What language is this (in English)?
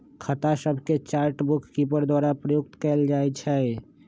Magahi